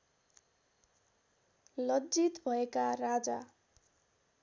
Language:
Nepali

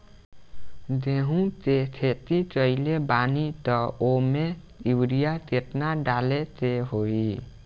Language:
Bhojpuri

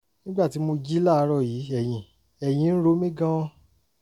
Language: Yoruba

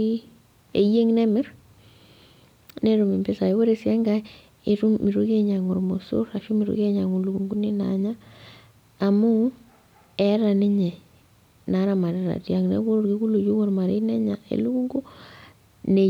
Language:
Masai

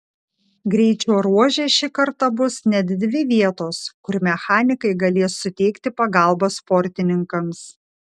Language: Lithuanian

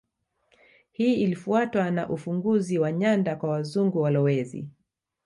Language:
Swahili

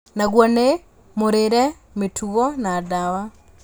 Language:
Kikuyu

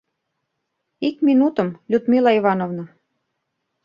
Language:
Mari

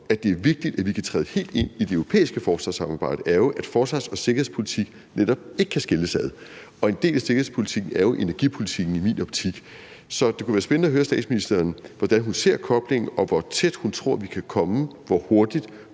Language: Danish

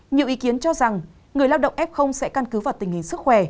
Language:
Vietnamese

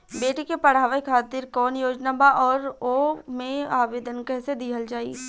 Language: Bhojpuri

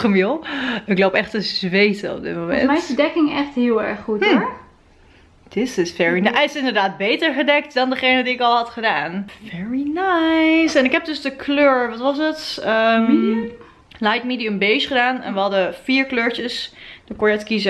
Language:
Dutch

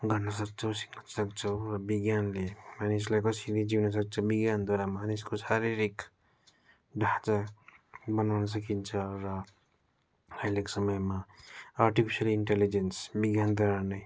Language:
Nepali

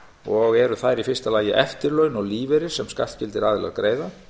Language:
Icelandic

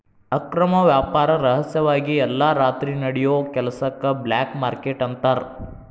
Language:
Kannada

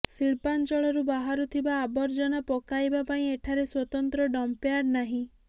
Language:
Odia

